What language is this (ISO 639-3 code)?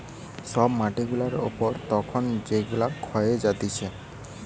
ben